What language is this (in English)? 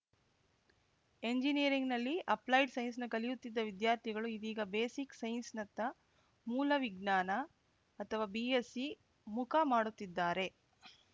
Kannada